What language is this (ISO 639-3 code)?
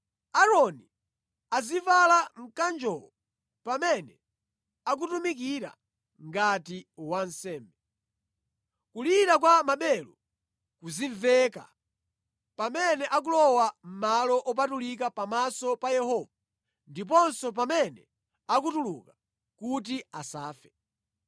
nya